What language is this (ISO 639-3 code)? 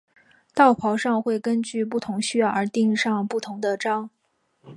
zho